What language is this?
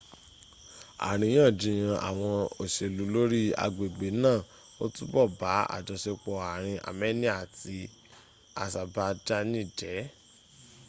Yoruba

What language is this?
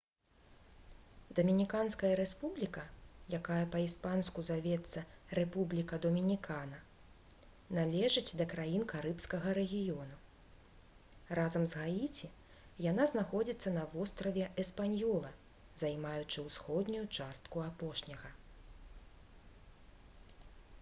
Belarusian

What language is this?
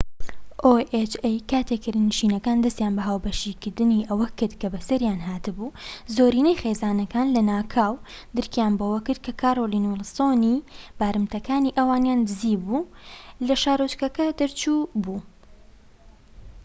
Central Kurdish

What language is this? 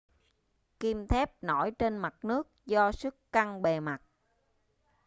Vietnamese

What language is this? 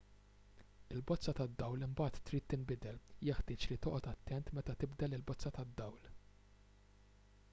Maltese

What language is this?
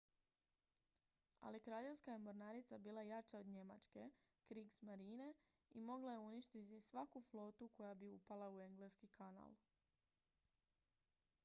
Croatian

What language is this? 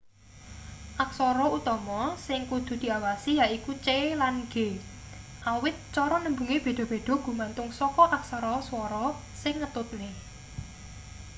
Javanese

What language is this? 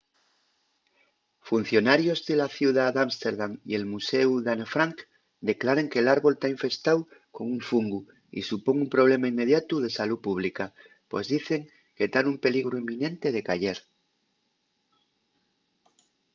Asturian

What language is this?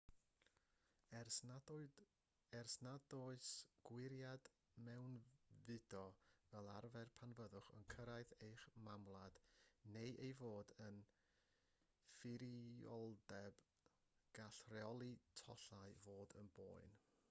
Welsh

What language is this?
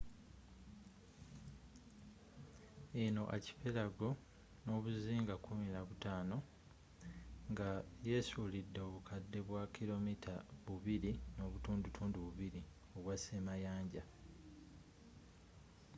Ganda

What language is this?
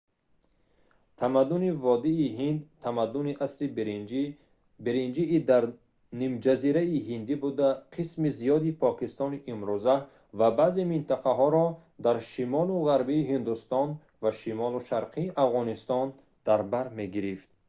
Tajik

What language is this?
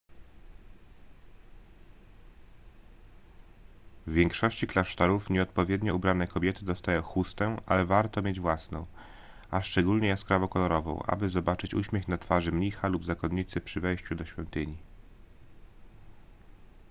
Polish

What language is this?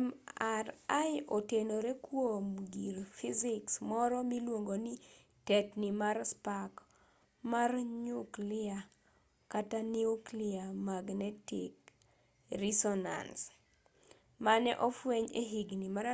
Luo (Kenya and Tanzania)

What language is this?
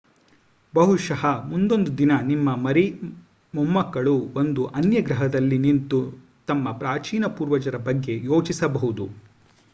Kannada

